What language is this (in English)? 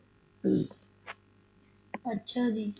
Punjabi